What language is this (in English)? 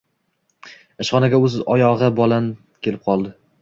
Uzbek